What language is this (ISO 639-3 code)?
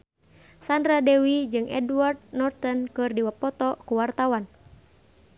sun